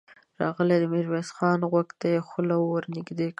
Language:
Pashto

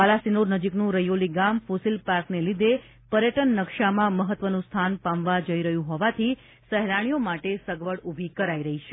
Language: Gujarati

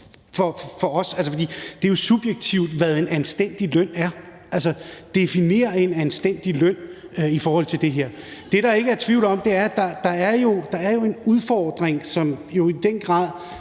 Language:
Danish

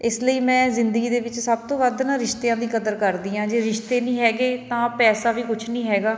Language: Punjabi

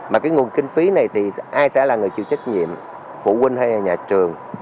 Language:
Vietnamese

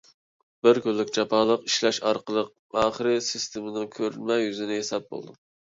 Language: Uyghur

